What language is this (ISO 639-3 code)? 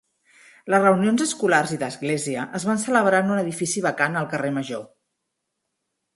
cat